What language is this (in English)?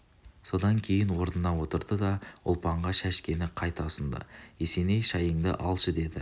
Kazakh